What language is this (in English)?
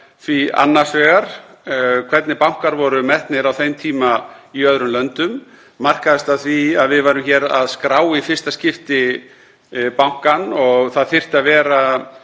Icelandic